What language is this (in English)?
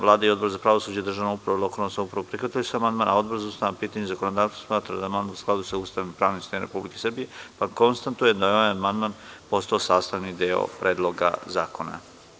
Serbian